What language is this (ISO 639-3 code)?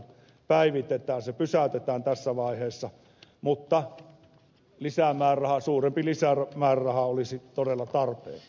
fin